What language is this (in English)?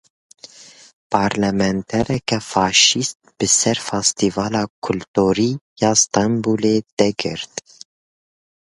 Kurdish